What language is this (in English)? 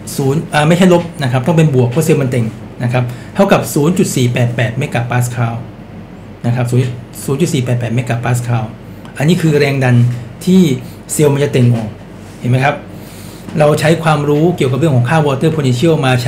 Thai